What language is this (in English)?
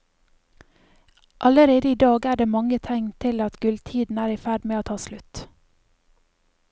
Norwegian